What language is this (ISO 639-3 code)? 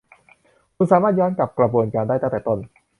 tha